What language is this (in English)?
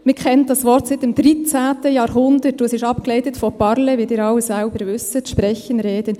Swiss German